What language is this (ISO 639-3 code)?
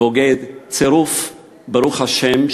heb